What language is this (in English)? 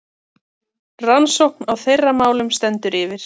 Icelandic